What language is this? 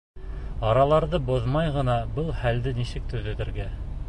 Bashkir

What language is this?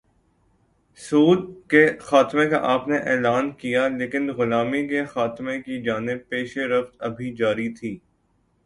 Urdu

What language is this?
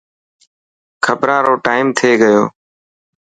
Dhatki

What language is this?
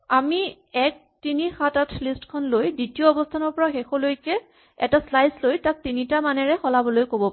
Assamese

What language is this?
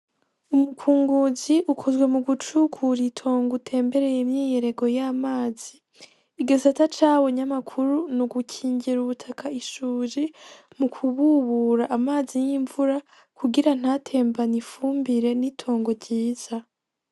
Rundi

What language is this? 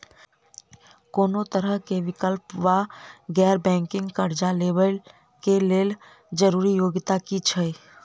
Maithili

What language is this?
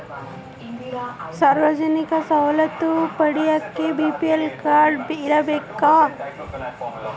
Kannada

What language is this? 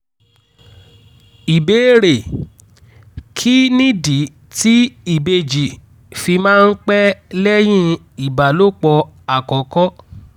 Yoruba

